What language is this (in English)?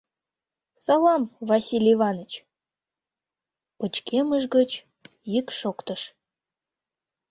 Mari